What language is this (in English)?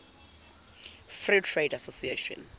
Zulu